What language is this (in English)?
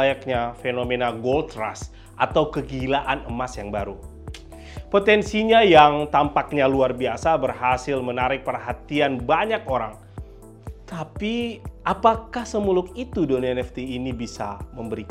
Indonesian